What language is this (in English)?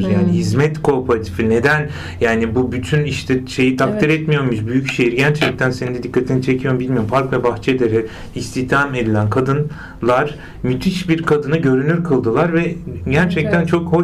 Turkish